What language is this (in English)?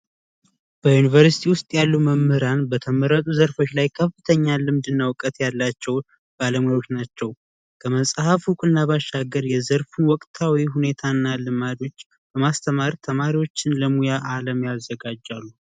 Amharic